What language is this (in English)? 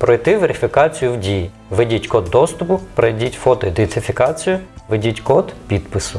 Ukrainian